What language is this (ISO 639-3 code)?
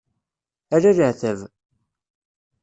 kab